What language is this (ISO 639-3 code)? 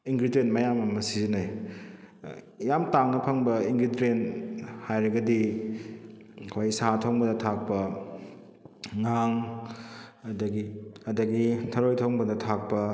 mni